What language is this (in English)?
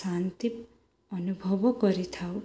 Odia